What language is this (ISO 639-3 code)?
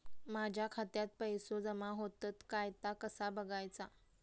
mar